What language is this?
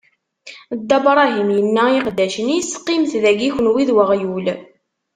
Kabyle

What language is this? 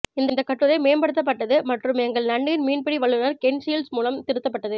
Tamil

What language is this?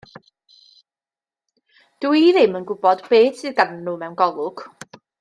Welsh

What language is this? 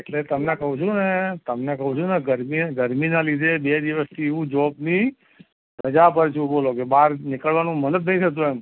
Gujarati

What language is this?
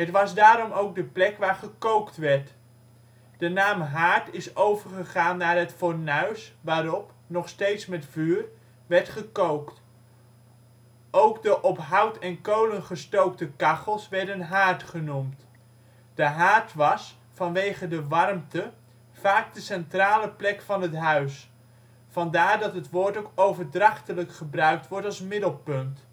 Dutch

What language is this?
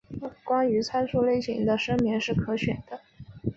Chinese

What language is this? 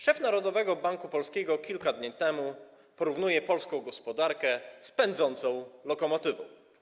Polish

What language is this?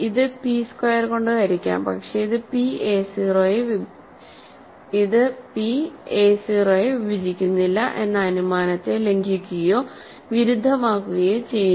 Malayalam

